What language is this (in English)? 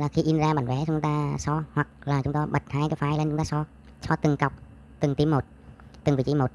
Vietnamese